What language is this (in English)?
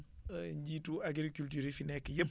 Wolof